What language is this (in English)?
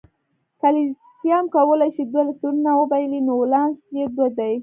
Pashto